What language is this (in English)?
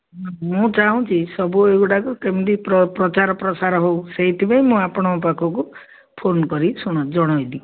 Odia